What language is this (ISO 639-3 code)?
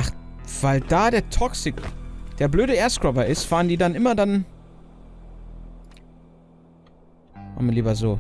deu